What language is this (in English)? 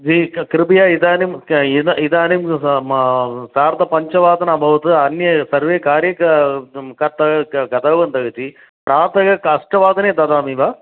Sanskrit